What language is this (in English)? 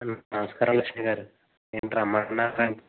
Telugu